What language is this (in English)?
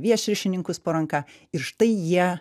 Lithuanian